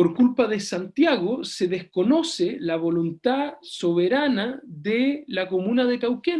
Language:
Spanish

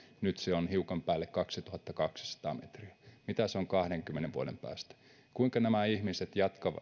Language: Finnish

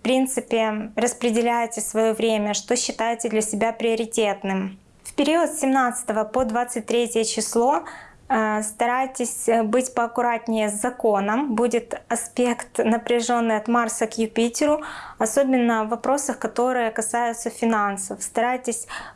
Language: Russian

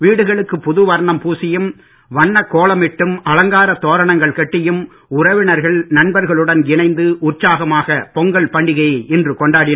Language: Tamil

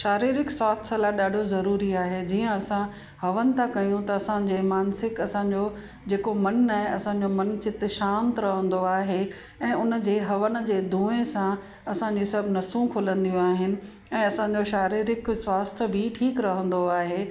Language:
Sindhi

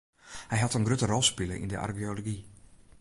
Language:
Western Frisian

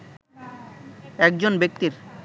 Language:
Bangla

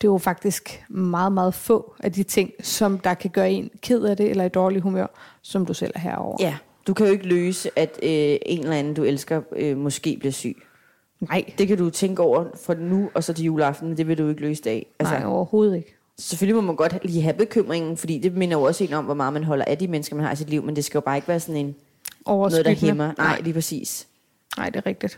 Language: Danish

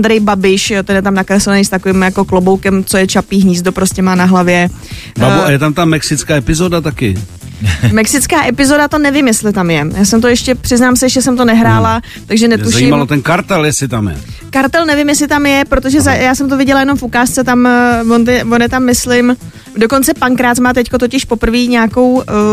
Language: Czech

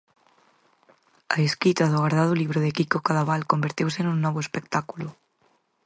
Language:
Galician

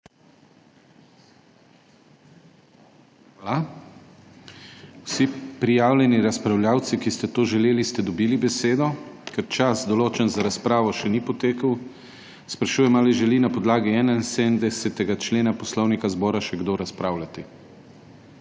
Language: Slovenian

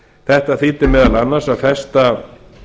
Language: Icelandic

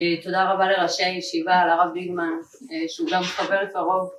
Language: Hebrew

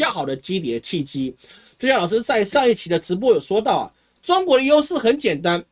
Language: Chinese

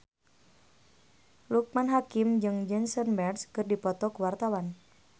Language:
Sundanese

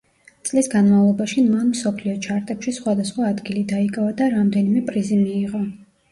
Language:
Georgian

